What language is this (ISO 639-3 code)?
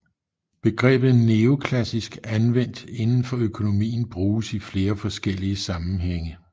dan